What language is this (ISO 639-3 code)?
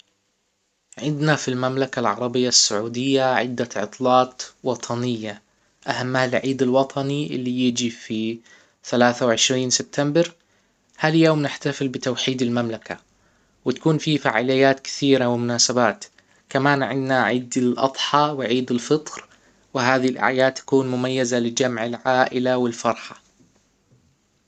acw